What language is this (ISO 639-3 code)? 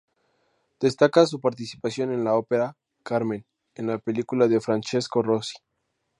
spa